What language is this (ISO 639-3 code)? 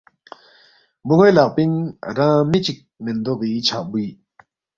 bft